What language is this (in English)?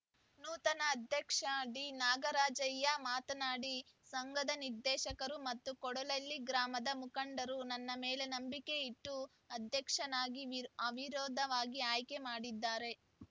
Kannada